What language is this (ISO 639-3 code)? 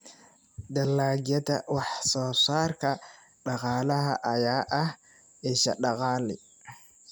som